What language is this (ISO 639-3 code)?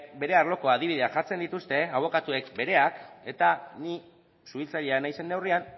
eus